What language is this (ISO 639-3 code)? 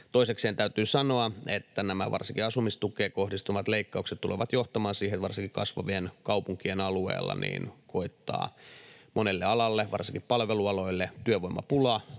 fin